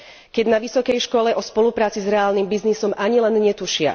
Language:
Slovak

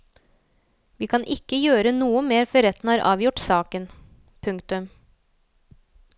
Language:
Norwegian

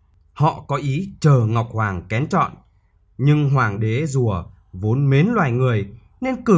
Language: Vietnamese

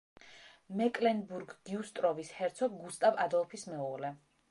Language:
Georgian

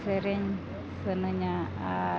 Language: Santali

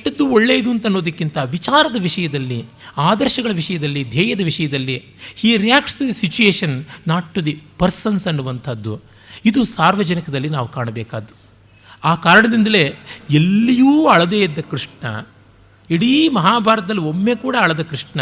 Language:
Kannada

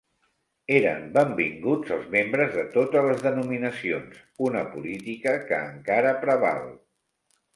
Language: Catalan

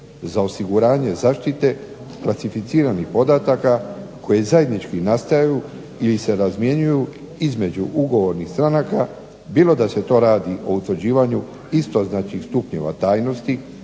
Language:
Croatian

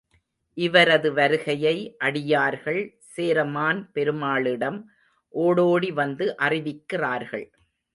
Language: Tamil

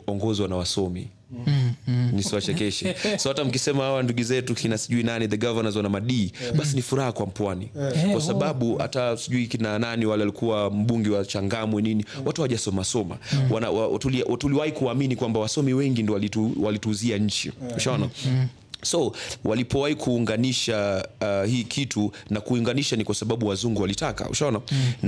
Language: Swahili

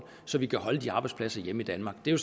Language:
Danish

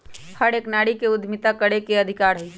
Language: Magahi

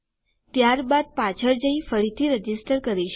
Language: Gujarati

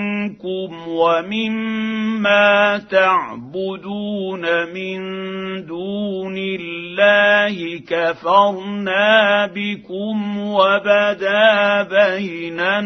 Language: Arabic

